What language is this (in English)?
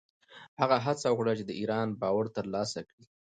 Pashto